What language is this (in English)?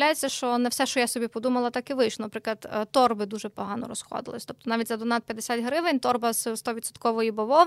Ukrainian